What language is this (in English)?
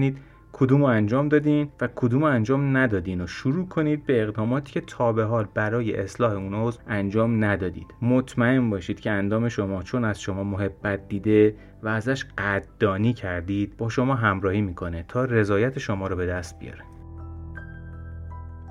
Persian